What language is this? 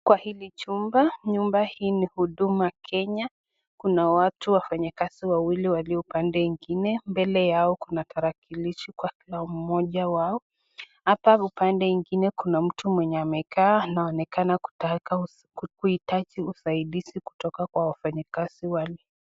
Swahili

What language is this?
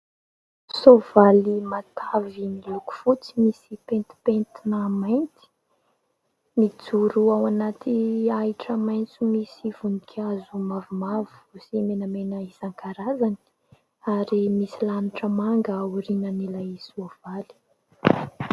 Malagasy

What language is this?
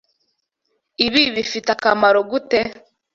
Kinyarwanda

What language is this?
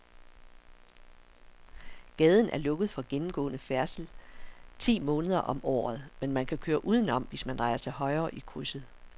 Danish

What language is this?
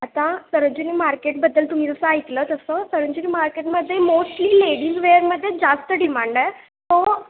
Marathi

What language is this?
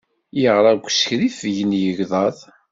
Kabyle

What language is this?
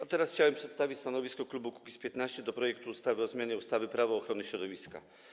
Polish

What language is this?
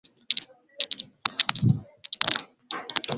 Swahili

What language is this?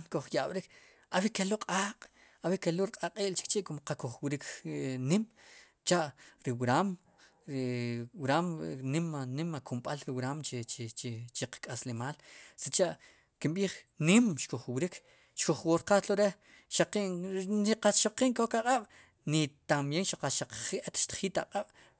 Sipacapense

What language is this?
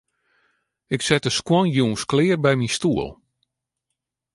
Western Frisian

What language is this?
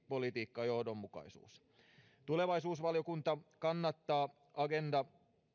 Finnish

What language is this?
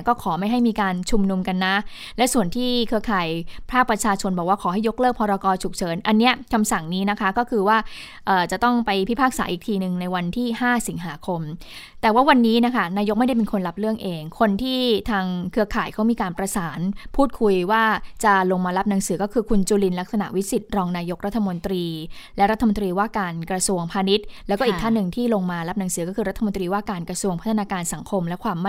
Thai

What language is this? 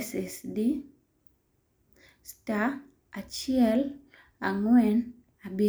Luo (Kenya and Tanzania)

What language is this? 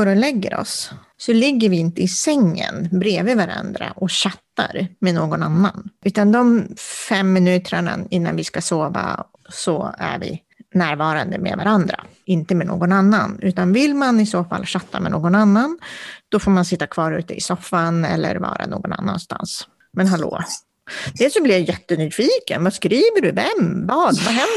Swedish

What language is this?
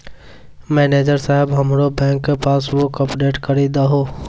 Maithili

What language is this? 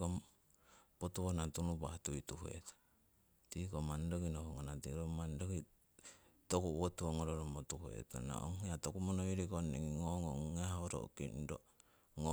Siwai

